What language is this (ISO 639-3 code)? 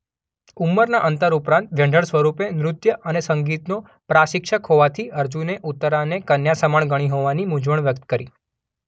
guj